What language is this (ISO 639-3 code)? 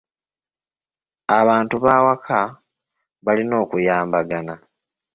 lug